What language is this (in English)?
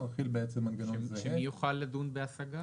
Hebrew